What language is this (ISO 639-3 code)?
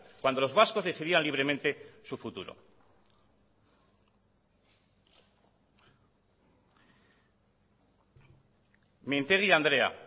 spa